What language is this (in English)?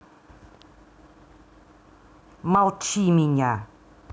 Russian